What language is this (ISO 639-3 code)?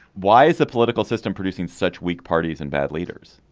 eng